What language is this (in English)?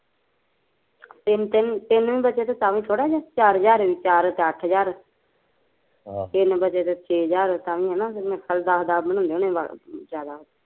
Punjabi